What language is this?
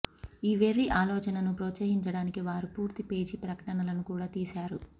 Telugu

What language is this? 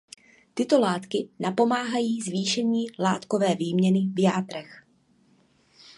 Czech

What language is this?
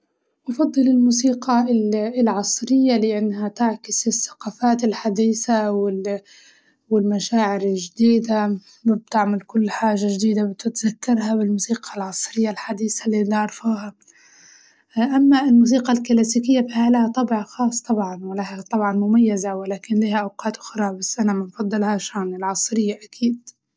Libyan Arabic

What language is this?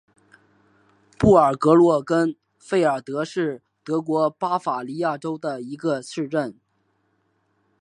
Chinese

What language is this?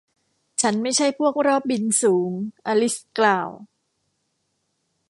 Thai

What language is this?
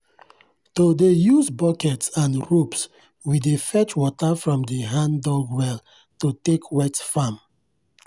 Nigerian Pidgin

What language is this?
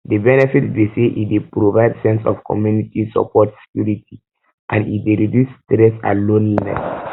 Nigerian Pidgin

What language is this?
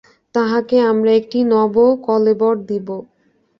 Bangla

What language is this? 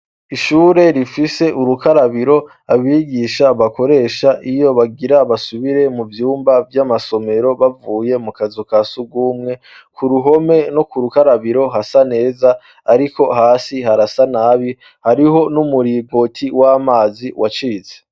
Rundi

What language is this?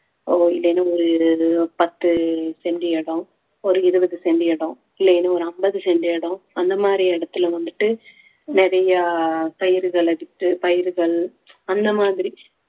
Tamil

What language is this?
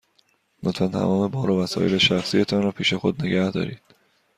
Persian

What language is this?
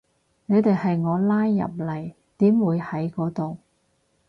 Cantonese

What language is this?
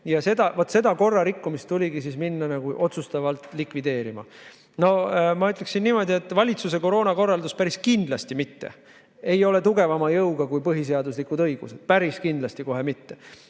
Estonian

